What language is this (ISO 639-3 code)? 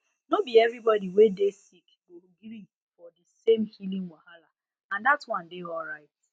pcm